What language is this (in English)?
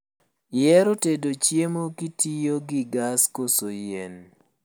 Luo (Kenya and Tanzania)